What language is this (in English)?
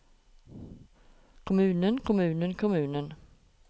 Norwegian